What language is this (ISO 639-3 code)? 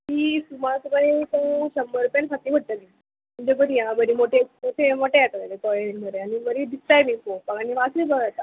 kok